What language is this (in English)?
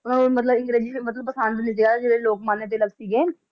Punjabi